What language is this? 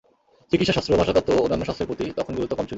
Bangla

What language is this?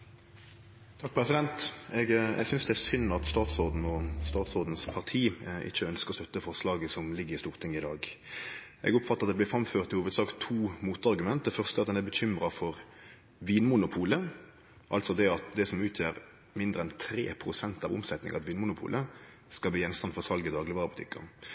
Norwegian Nynorsk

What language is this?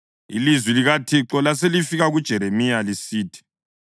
North Ndebele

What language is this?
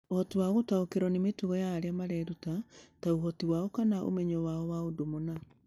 Kikuyu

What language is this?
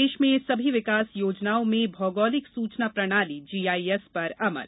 Hindi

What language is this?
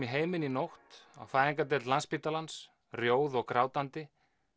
Icelandic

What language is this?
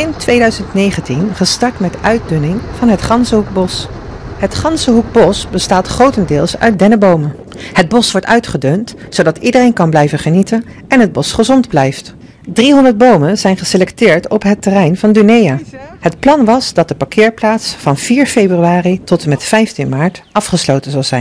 Dutch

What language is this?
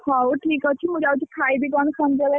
Odia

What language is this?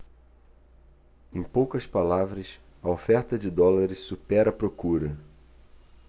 Portuguese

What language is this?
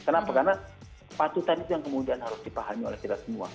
Indonesian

